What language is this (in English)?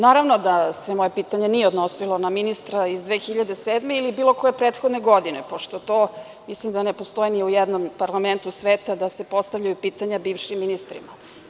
Serbian